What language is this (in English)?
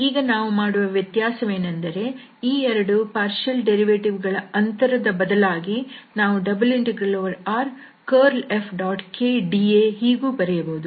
Kannada